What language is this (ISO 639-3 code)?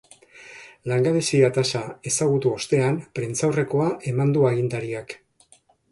eus